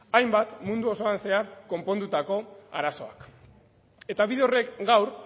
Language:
Basque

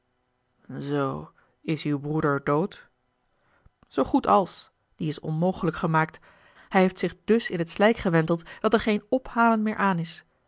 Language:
Dutch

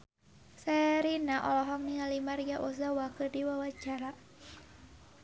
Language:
Sundanese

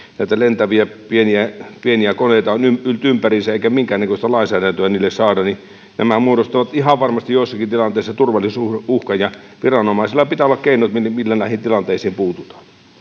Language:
Finnish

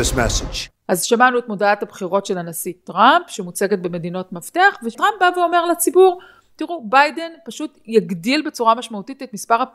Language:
Hebrew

